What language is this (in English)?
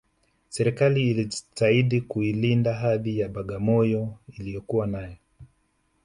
Swahili